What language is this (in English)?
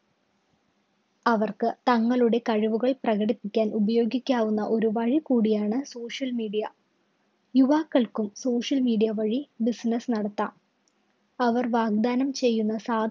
Malayalam